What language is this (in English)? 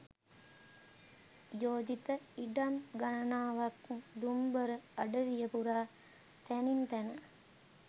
Sinhala